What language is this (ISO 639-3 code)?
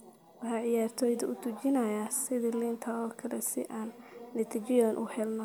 som